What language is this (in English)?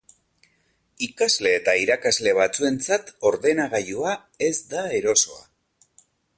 Basque